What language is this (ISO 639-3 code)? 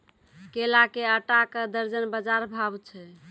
mai